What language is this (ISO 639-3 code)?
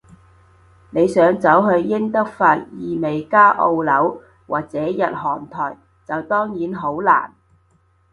yue